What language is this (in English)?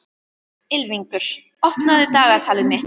Icelandic